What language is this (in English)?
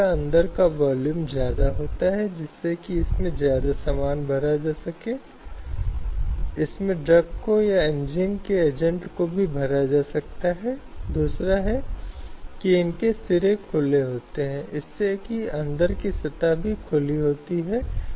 Hindi